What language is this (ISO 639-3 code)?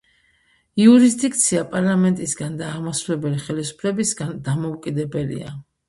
kat